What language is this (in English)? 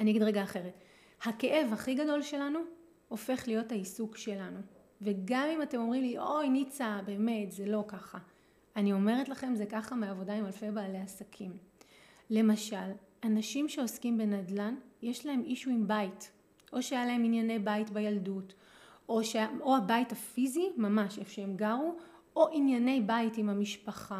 Hebrew